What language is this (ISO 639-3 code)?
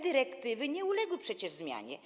pol